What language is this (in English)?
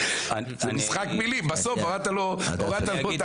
Hebrew